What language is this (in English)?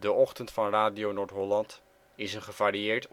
Dutch